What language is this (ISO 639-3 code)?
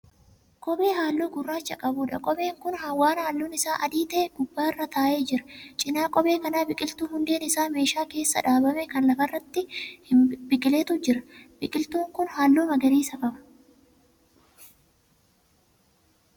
orm